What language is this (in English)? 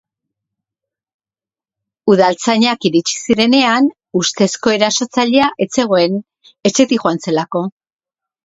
Basque